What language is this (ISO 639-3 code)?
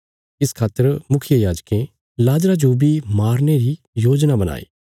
kfs